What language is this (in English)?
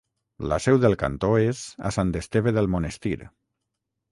Catalan